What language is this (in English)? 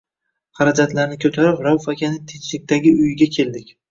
Uzbek